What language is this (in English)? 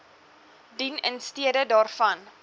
Afrikaans